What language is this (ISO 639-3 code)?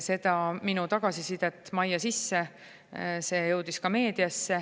est